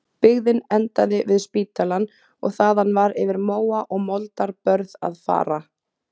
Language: Icelandic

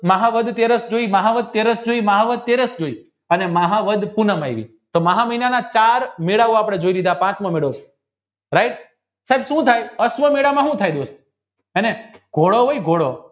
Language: Gujarati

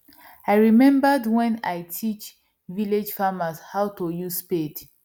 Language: Nigerian Pidgin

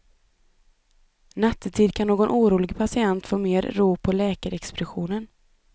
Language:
Swedish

